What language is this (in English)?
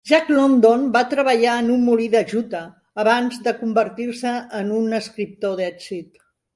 Catalan